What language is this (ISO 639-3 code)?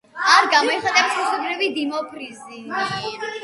kat